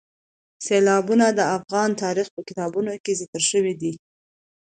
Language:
Pashto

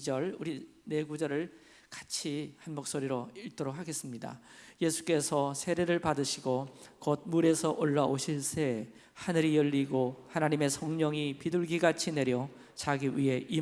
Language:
Korean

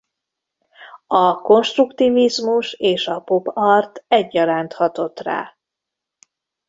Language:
Hungarian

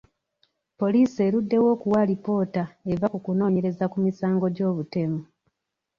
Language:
Ganda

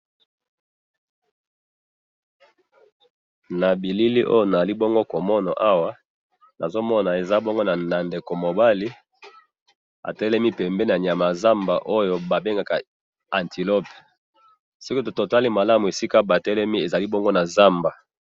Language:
Lingala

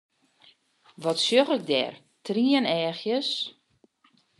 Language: Western Frisian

